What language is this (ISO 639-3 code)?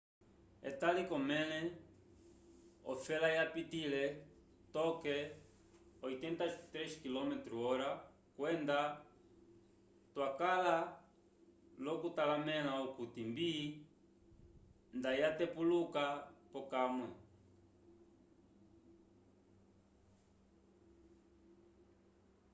umb